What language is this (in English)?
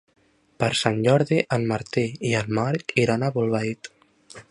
Catalan